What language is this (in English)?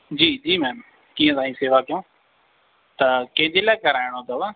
Sindhi